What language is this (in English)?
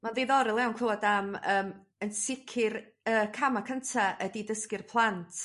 Welsh